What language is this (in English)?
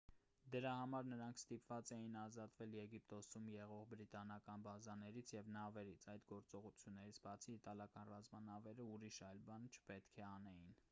Armenian